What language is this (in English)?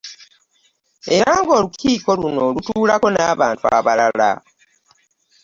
Ganda